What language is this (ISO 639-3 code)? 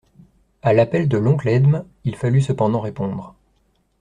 fra